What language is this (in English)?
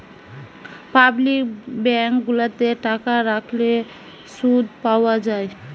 Bangla